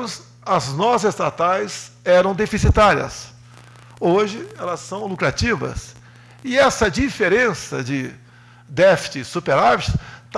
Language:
Portuguese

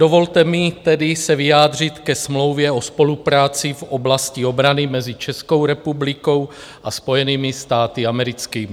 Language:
Czech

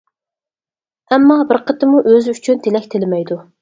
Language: Uyghur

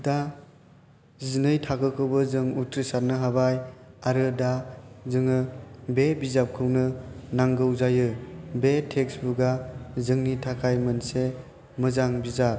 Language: Bodo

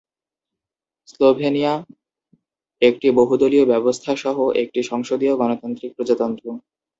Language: Bangla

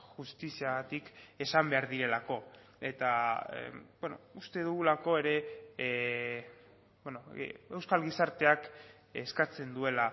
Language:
Basque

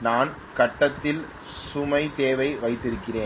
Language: Tamil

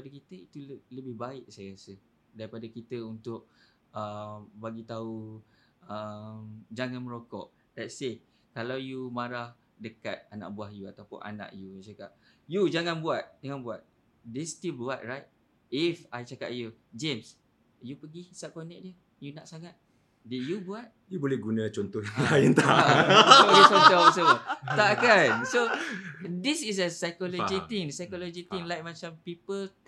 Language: Malay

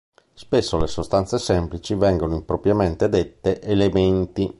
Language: Italian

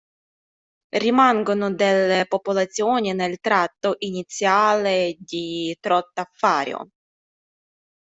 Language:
Italian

